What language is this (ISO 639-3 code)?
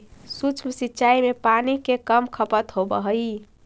mag